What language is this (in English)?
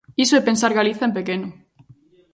Galician